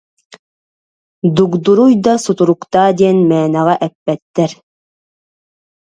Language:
Yakut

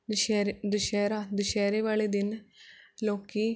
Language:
Punjabi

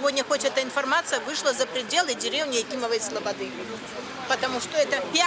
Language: Russian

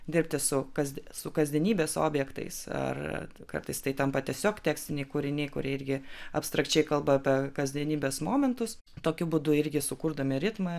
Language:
Lithuanian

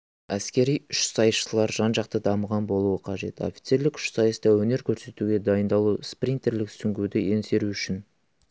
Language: Kazakh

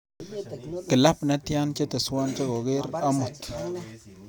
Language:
Kalenjin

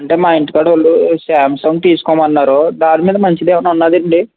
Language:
Telugu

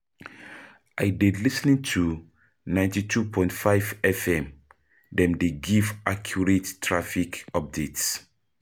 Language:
Nigerian Pidgin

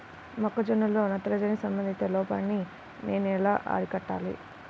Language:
Telugu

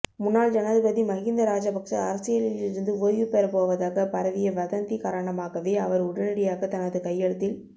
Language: Tamil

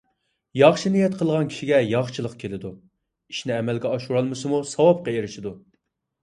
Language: Uyghur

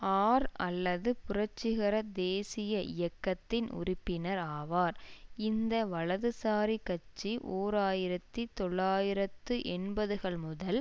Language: Tamil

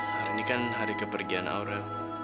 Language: Indonesian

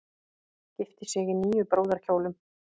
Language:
Icelandic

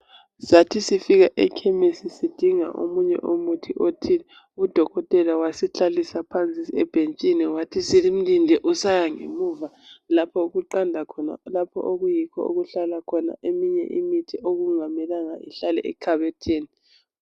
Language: North Ndebele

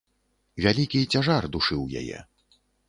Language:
Belarusian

